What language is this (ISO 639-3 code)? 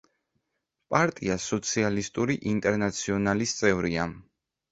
kat